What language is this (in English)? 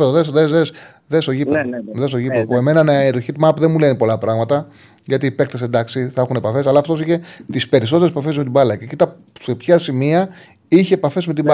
Greek